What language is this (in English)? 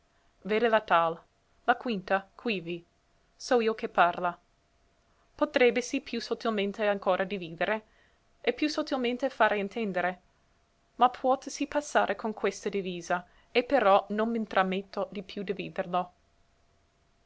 Italian